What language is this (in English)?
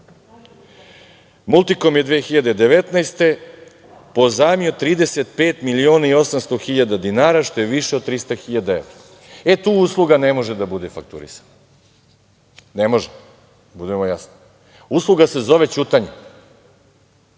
Serbian